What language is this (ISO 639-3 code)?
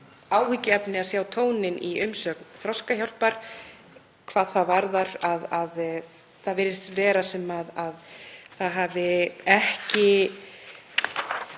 isl